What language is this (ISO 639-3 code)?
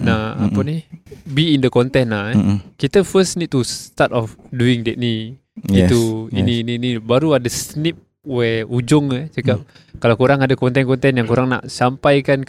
msa